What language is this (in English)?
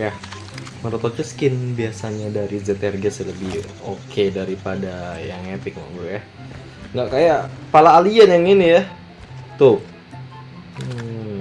Indonesian